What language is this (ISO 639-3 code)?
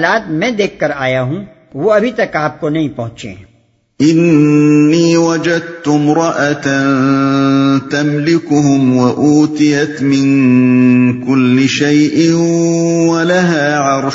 urd